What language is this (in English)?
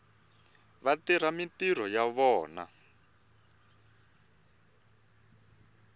Tsonga